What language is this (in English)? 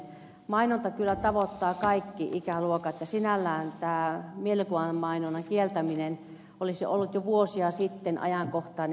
Finnish